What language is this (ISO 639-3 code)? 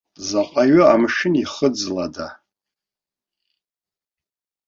abk